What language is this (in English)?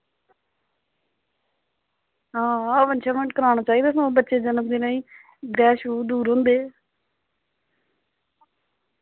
Dogri